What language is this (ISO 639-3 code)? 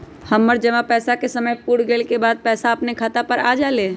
mag